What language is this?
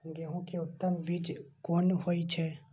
Maithili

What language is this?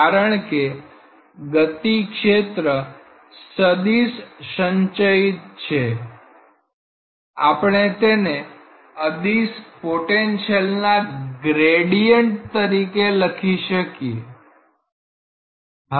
Gujarati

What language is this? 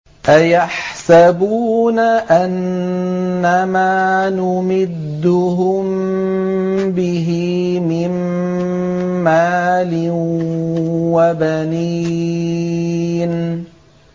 Arabic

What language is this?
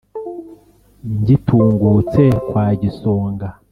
Kinyarwanda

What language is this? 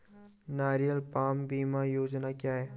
Hindi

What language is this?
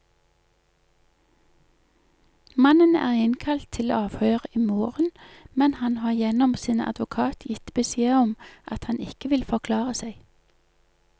Norwegian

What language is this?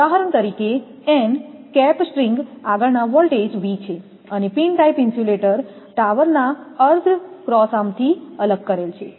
Gujarati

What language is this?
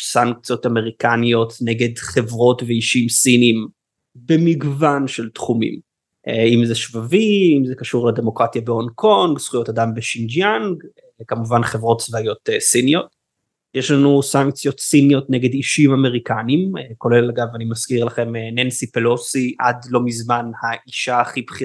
Hebrew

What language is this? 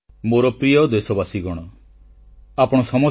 Odia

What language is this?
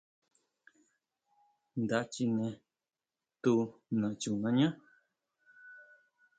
Huautla Mazatec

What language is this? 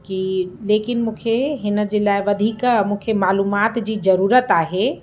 Sindhi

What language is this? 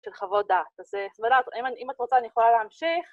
Hebrew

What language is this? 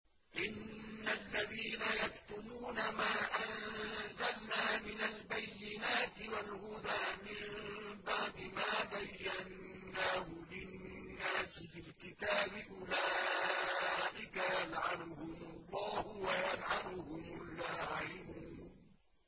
Arabic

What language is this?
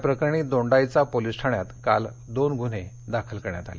Marathi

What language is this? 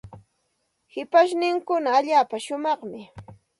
Santa Ana de Tusi Pasco Quechua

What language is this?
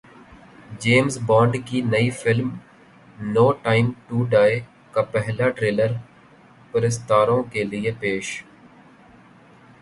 Urdu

